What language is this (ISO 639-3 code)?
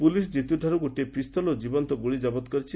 ori